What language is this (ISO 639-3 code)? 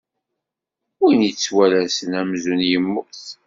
kab